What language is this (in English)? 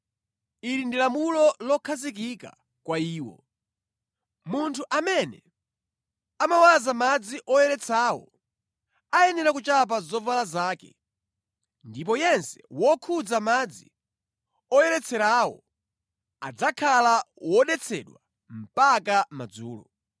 Nyanja